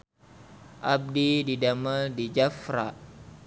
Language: Sundanese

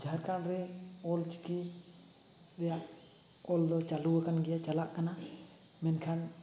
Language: Santali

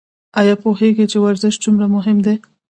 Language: Pashto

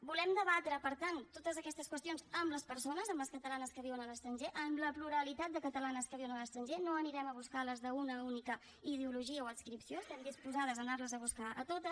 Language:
Catalan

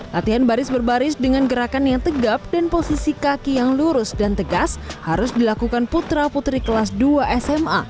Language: Indonesian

